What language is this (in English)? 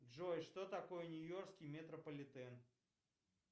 Russian